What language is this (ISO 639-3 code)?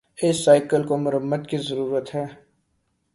urd